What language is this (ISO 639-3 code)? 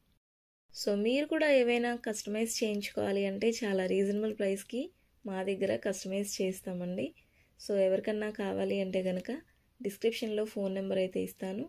tel